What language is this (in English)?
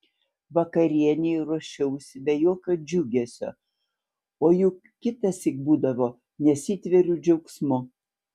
Lithuanian